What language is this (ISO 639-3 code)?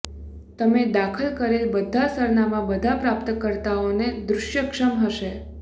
guj